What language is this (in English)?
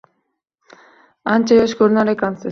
Uzbek